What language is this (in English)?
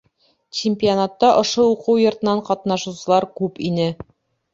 Bashkir